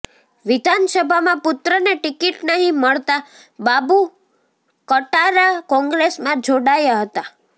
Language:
Gujarati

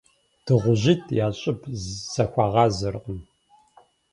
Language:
Kabardian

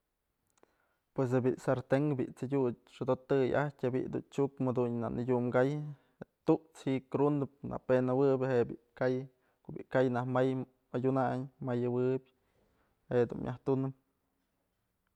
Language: Mazatlán Mixe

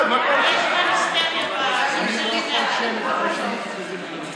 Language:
Hebrew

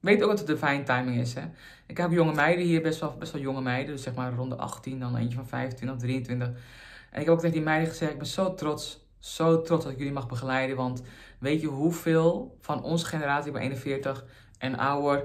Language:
Dutch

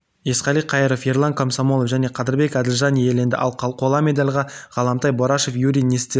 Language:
Kazakh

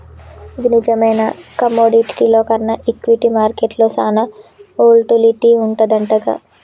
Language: Telugu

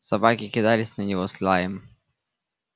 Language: Russian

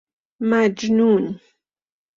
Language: Persian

